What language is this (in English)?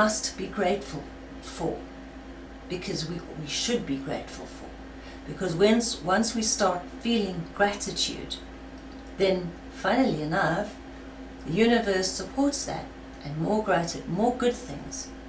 English